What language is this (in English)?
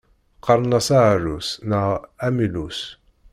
Kabyle